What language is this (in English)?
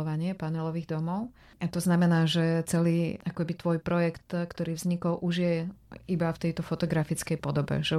Slovak